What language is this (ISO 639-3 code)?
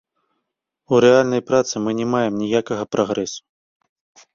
bel